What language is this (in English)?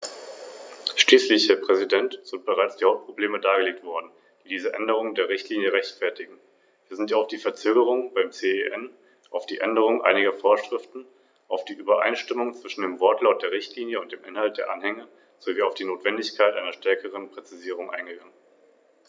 German